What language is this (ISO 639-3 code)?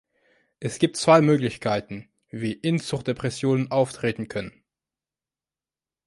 deu